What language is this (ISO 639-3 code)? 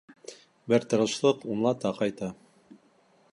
bak